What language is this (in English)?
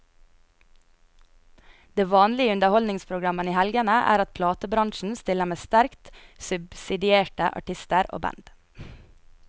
Norwegian